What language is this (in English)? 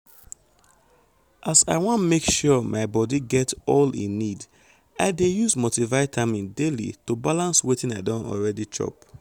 Nigerian Pidgin